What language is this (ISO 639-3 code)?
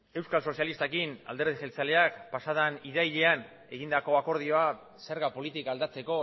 eus